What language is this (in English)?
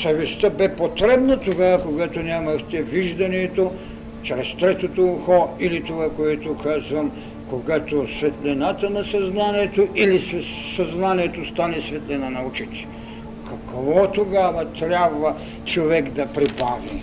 Bulgarian